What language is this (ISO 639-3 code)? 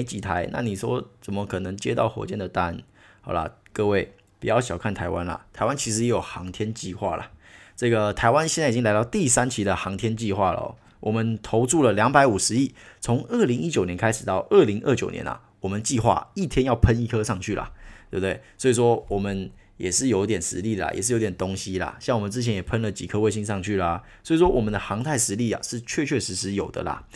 zho